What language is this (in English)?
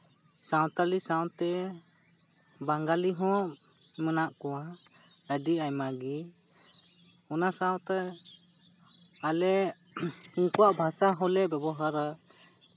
Santali